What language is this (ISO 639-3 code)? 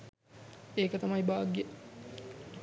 sin